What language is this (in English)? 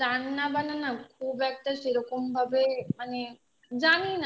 Bangla